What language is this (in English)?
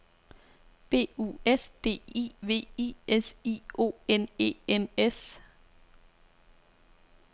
Danish